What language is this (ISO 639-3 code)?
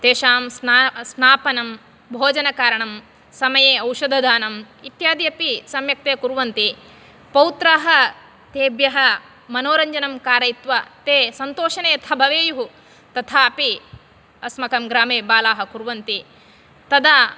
san